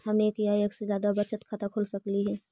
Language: Magahi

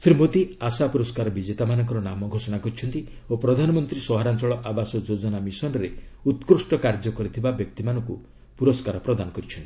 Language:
Odia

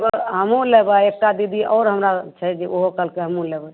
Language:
Maithili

